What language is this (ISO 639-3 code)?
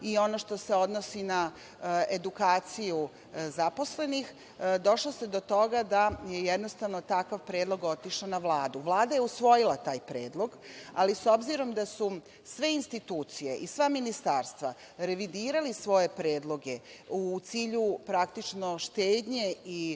srp